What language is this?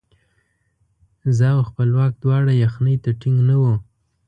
Pashto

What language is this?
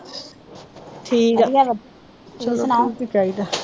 Punjabi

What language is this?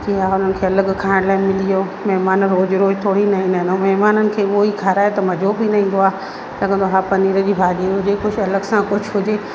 Sindhi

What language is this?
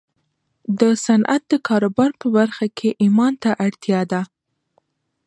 Pashto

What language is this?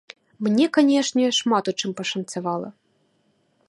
Belarusian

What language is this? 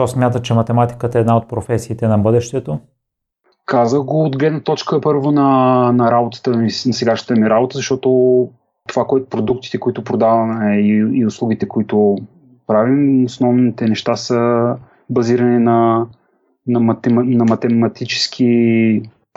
Bulgarian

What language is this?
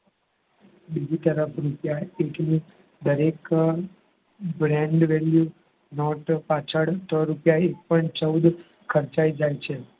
Gujarati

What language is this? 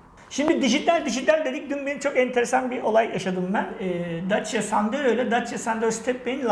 Turkish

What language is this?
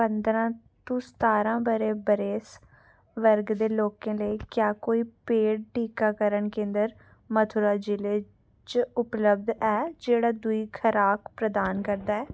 Dogri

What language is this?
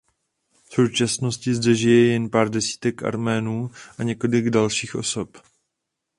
Czech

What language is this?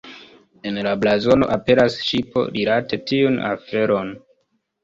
Esperanto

